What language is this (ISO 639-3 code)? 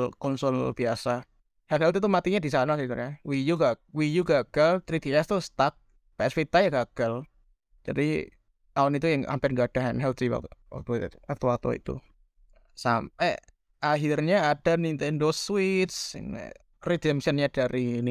ind